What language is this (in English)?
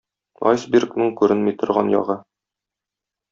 Tatar